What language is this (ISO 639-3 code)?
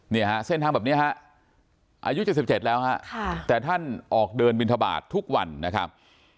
tha